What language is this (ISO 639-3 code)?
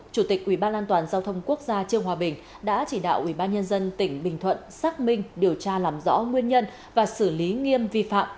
vie